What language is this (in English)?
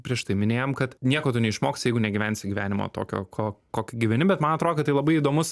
Lithuanian